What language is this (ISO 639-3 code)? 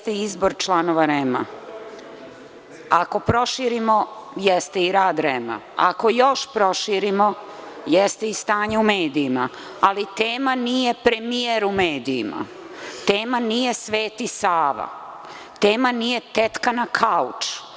srp